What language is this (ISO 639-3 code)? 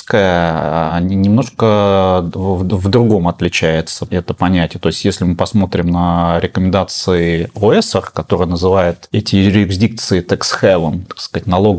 rus